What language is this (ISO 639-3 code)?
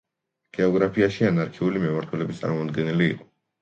kat